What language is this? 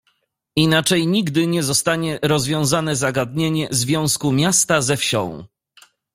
Polish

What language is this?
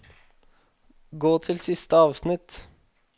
Norwegian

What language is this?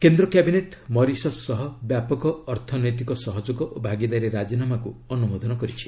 Odia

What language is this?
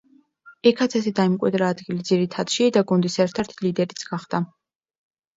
Georgian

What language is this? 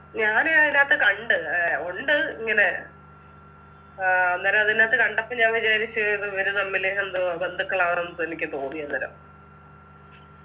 Malayalam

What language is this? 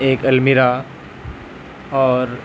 Urdu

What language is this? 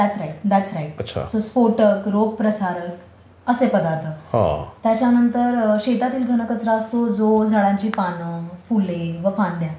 Marathi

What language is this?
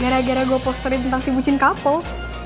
Indonesian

